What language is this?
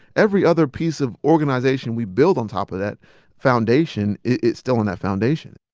English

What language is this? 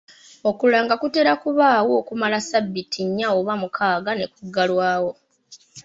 Ganda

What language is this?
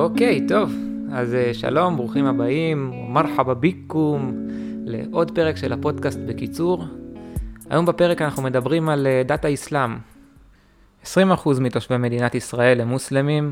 Hebrew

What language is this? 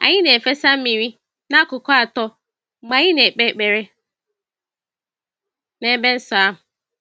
Igbo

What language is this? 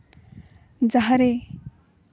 Santali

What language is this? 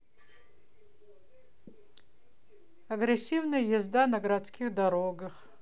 Russian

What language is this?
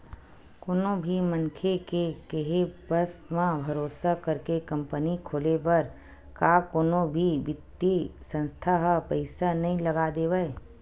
Chhattisgarhi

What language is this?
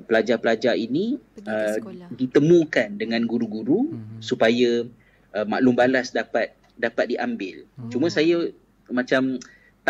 Malay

